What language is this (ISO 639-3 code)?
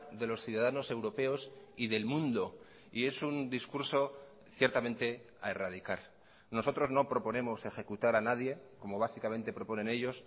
spa